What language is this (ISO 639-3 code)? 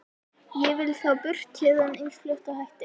isl